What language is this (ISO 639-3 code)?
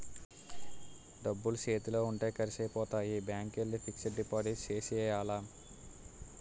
tel